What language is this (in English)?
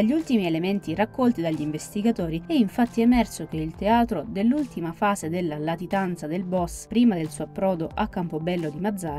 Italian